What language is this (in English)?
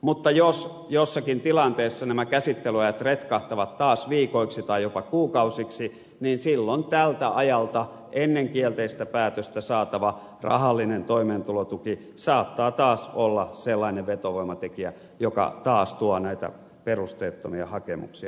Finnish